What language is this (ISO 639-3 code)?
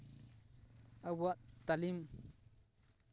sat